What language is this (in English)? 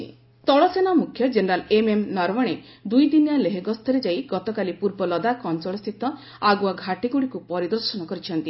Odia